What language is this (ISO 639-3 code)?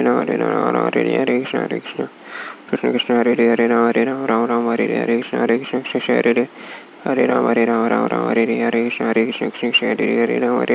tam